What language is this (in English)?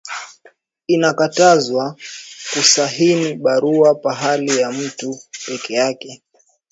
Swahili